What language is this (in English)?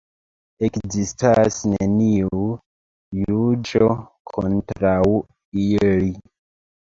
Esperanto